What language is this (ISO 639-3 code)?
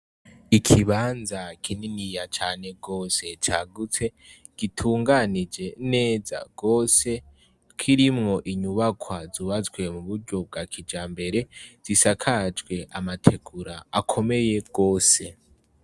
run